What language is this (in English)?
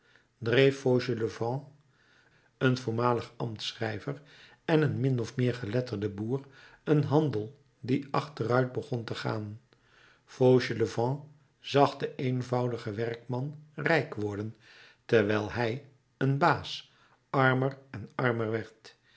Dutch